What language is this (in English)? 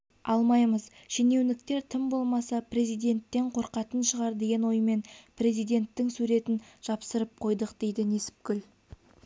Kazakh